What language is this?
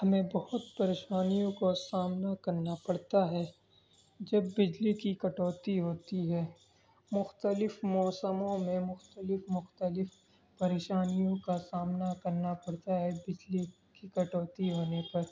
Urdu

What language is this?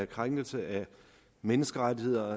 Danish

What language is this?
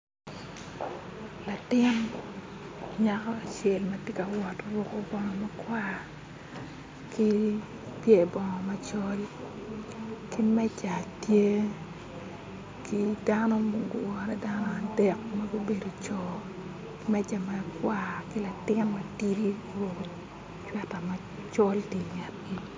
Acoli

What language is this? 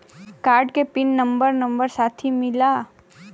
Bhojpuri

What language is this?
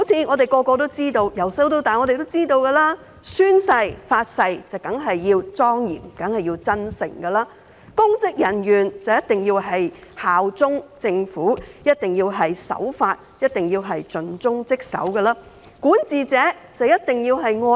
Cantonese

